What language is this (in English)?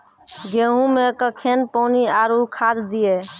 Maithili